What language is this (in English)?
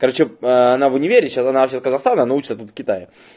Russian